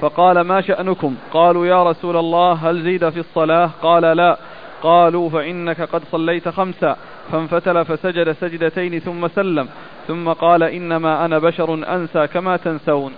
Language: Arabic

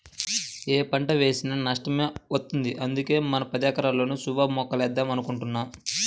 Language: Telugu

